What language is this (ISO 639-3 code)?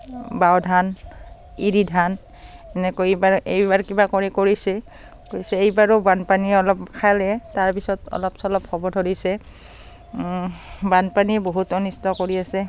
asm